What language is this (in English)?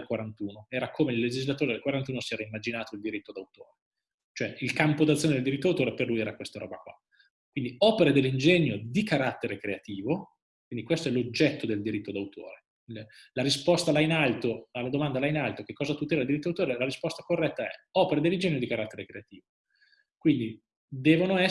Italian